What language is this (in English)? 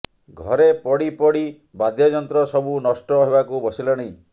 Odia